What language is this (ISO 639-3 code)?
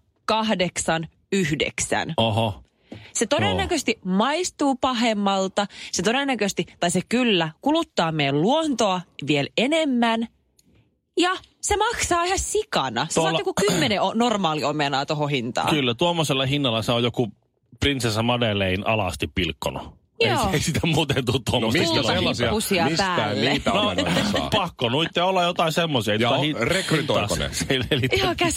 fin